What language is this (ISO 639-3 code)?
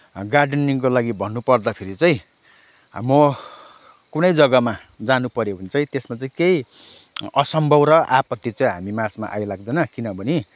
nep